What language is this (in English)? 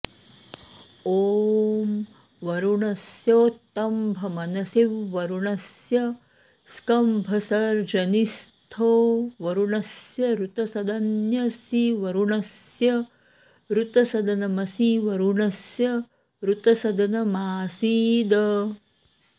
Sanskrit